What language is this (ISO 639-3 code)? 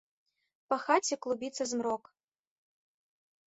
bel